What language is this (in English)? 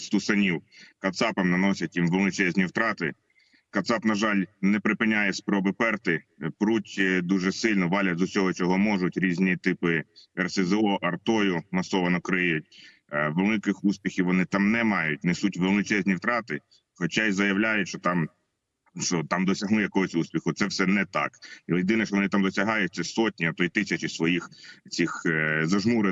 Ukrainian